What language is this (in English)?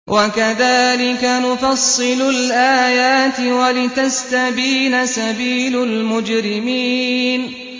Arabic